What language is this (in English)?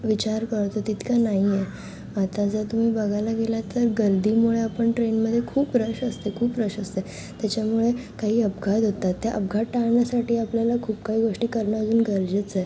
Marathi